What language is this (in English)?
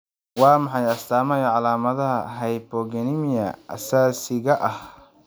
Somali